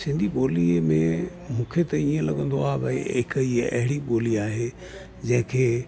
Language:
Sindhi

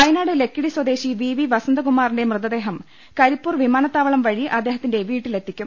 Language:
Malayalam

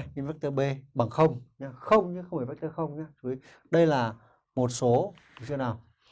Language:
Vietnamese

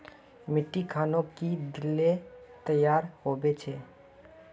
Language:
Magahi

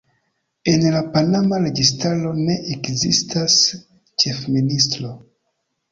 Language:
Esperanto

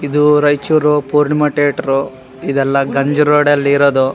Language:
Kannada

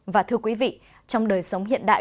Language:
Vietnamese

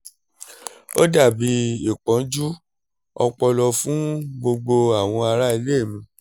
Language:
Yoruba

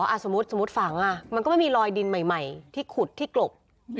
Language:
Thai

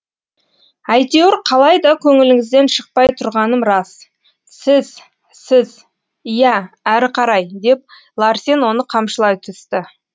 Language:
Kazakh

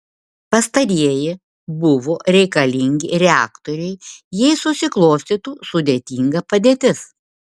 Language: Lithuanian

